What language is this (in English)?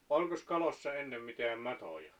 Finnish